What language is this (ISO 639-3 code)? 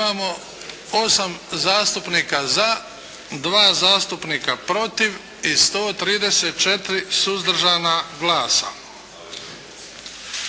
hrv